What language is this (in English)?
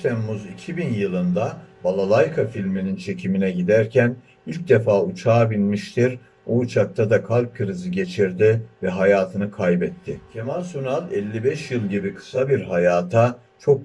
Turkish